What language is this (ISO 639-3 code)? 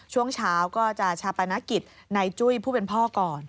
tha